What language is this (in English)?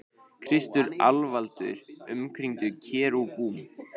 Icelandic